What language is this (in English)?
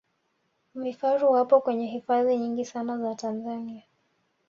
Swahili